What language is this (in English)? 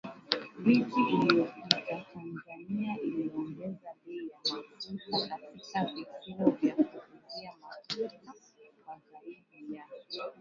Swahili